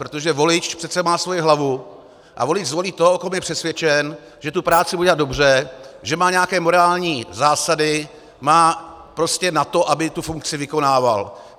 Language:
Czech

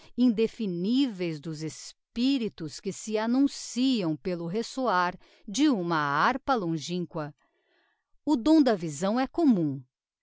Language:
Portuguese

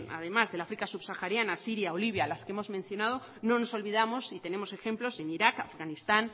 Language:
Spanish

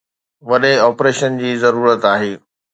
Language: Sindhi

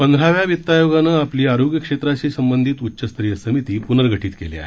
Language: Marathi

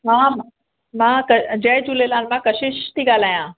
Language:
Sindhi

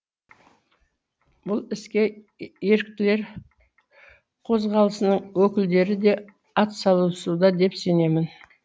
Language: Kazakh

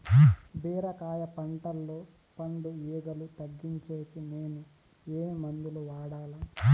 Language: Telugu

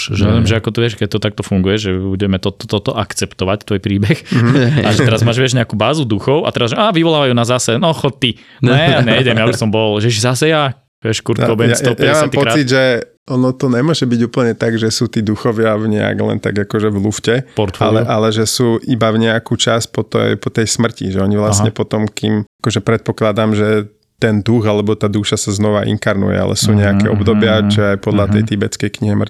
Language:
Slovak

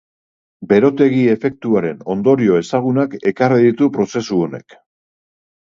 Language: Basque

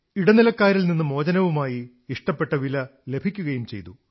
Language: Malayalam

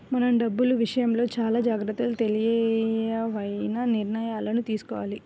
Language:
Telugu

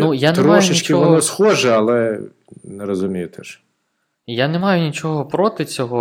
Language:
Ukrainian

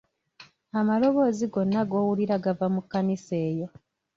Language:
Ganda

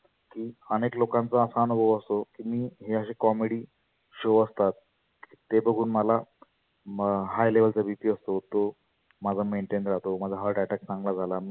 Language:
Marathi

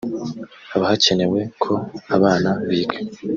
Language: Kinyarwanda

